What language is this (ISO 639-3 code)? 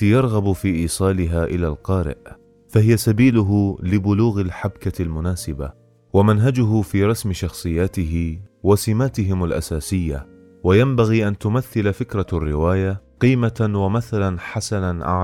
ara